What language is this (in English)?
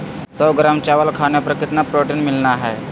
Magahi